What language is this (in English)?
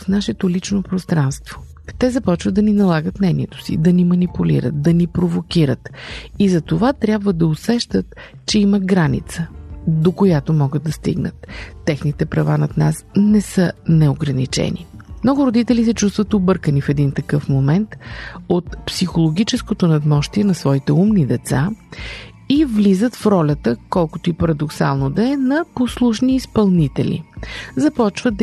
Bulgarian